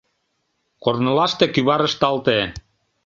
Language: Mari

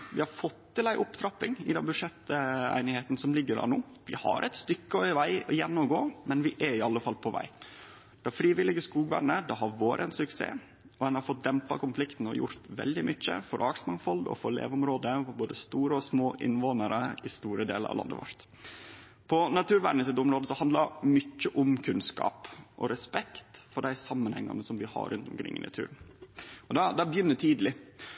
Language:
Norwegian Nynorsk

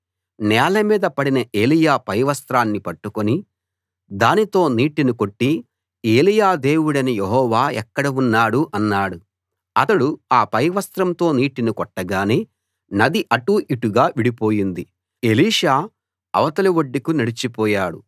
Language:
Telugu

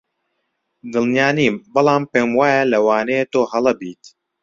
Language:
Central Kurdish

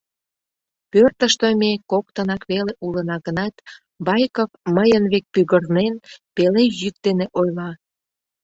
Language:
Mari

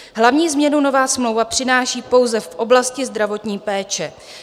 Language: Czech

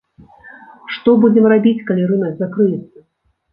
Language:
Belarusian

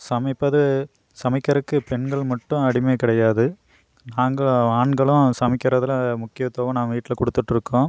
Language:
Tamil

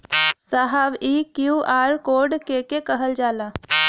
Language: Bhojpuri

